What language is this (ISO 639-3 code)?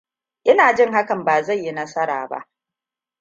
hau